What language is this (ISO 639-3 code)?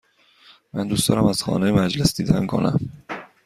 fas